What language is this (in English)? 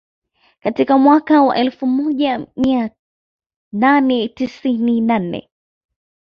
Swahili